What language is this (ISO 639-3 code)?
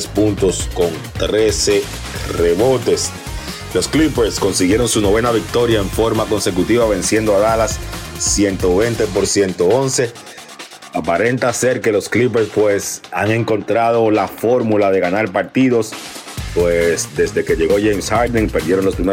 spa